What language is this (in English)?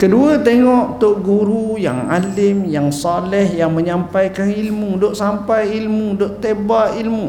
Malay